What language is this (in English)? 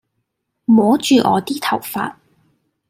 Cantonese